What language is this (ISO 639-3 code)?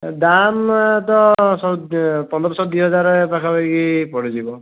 ori